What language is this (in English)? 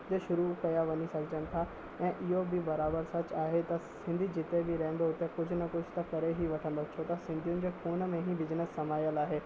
Sindhi